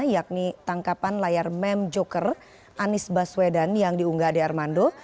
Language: Indonesian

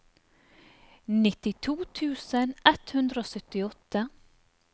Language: Norwegian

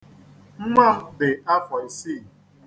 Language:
Igbo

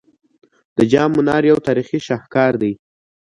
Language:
Pashto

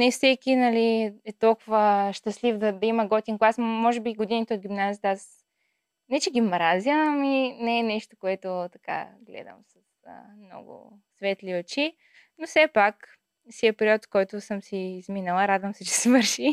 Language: Bulgarian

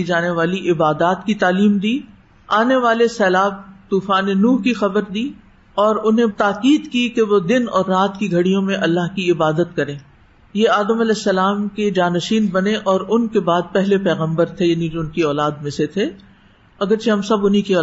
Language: Urdu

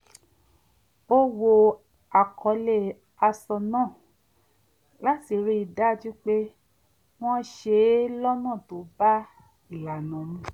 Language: Yoruba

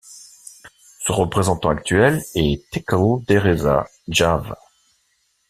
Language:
French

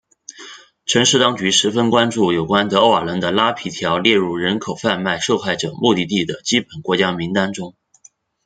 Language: Chinese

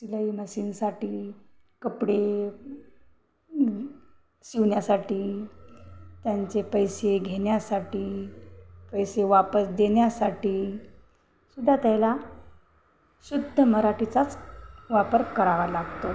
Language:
Marathi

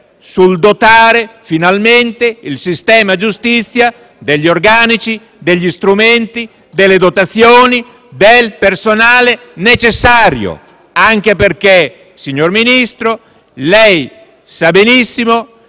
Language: Italian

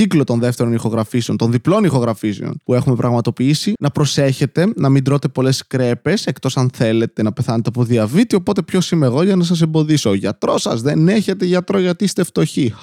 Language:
Greek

